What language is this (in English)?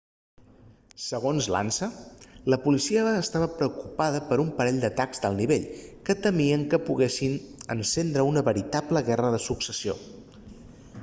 Catalan